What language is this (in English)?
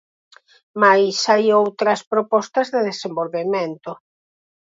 Galician